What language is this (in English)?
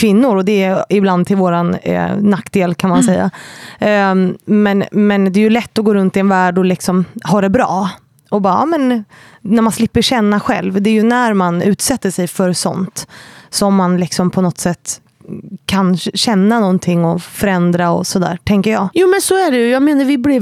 Swedish